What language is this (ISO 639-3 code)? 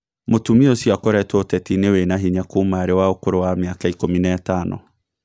kik